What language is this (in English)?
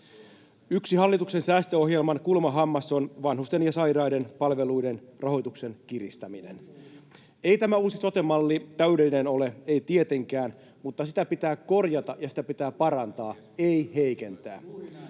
Finnish